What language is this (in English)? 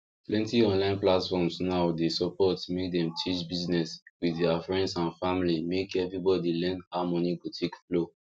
Nigerian Pidgin